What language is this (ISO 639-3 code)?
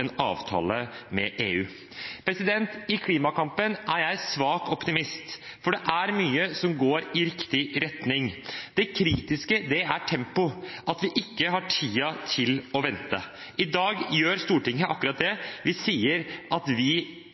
nob